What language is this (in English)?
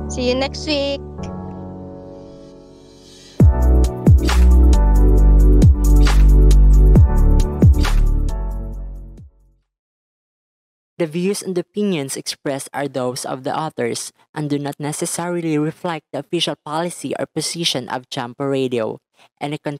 Filipino